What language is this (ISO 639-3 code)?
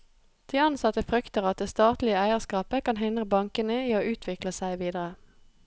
nor